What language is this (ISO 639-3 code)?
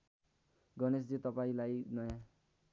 nep